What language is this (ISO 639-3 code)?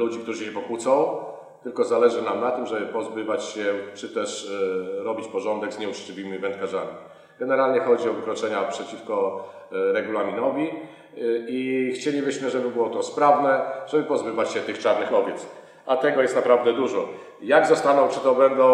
pol